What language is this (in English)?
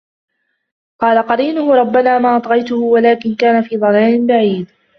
Arabic